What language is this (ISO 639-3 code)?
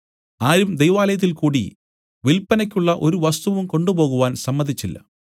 mal